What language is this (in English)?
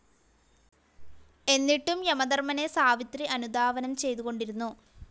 Malayalam